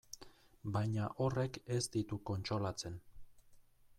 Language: Basque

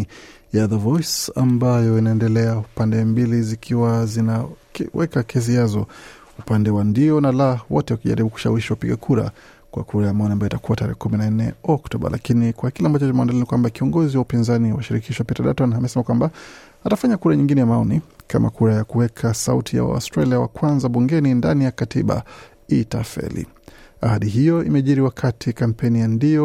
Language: Swahili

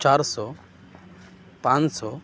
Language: Urdu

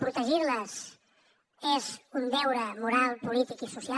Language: Catalan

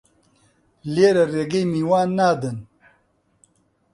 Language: Central Kurdish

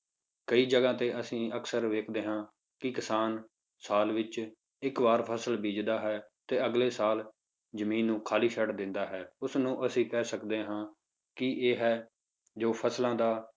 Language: Punjabi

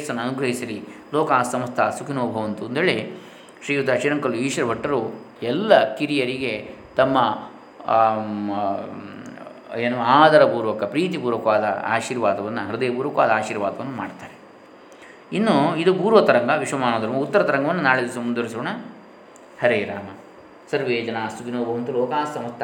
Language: Kannada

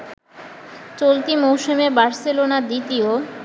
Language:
Bangla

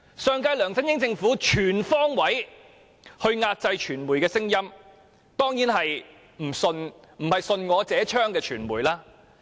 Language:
Cantonese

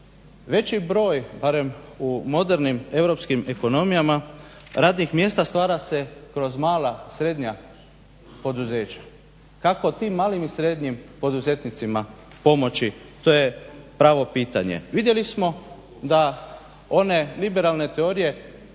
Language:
Croatian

